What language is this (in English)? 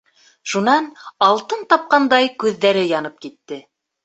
Bashkir